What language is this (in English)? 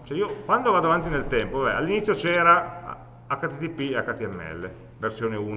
Italian